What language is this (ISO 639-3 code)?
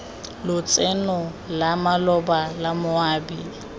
tsn